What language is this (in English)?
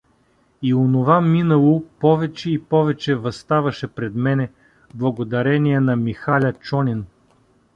Bulgarian